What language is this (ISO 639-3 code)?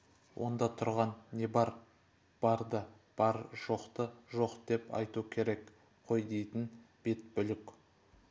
kaz